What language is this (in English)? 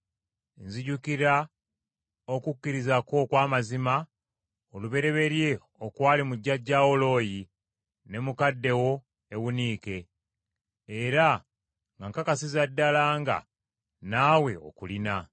Ganda